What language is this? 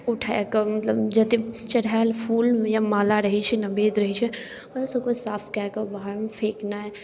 Maithili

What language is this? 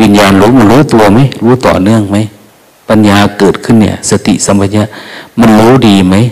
Thai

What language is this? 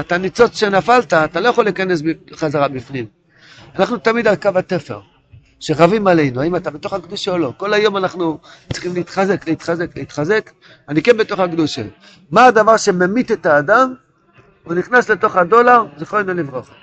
Hebrew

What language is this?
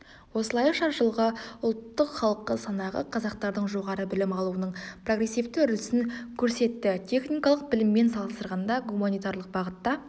Kazakh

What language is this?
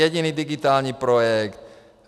Czech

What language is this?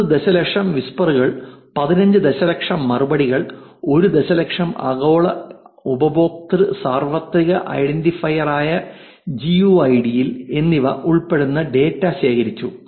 Malayalam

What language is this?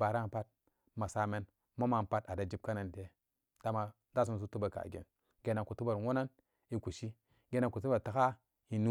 Samba Daka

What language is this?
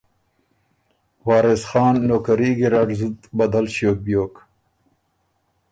Ormuri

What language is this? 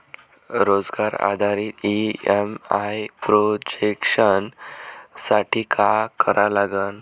Marathi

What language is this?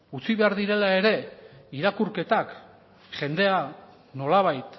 Basque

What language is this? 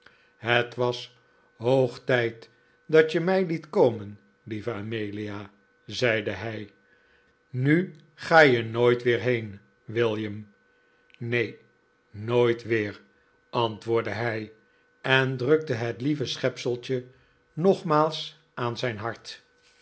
Dutch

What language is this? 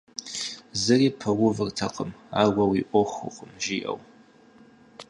Kabardian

